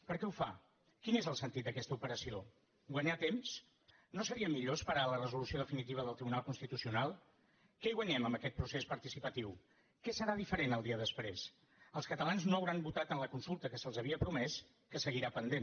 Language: Catalan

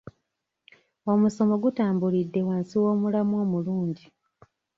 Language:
Ganda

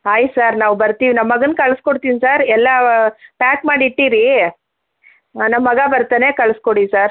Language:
Kannada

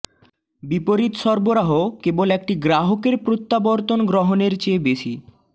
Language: Bangla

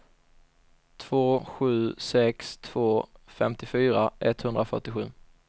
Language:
Swedish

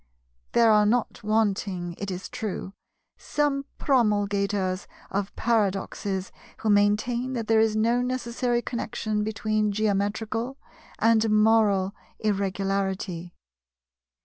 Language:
English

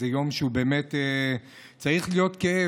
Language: Hebrew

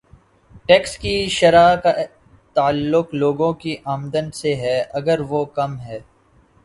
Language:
Urdu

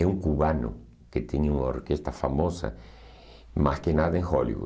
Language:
Portuguese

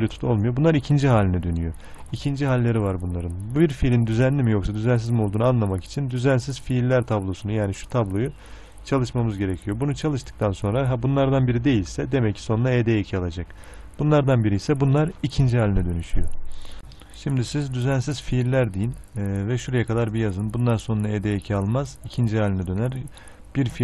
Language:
Turkish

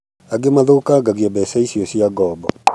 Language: Kikuyu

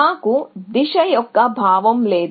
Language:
Telugu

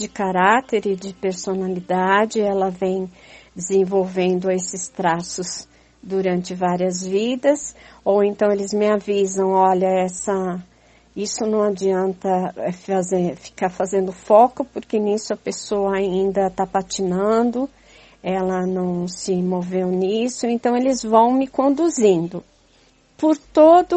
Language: Portuguese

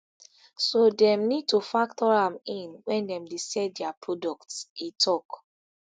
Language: Nigerian Pidgin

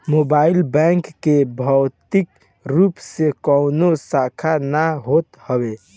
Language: Bhojpuri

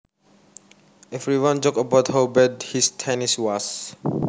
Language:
Javanese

